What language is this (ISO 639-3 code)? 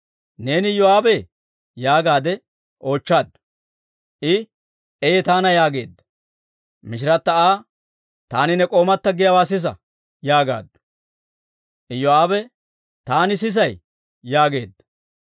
dwr